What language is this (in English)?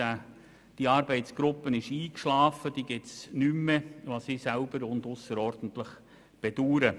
Swiss German